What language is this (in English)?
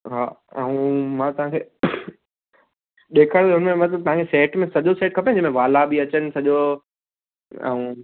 Sindhi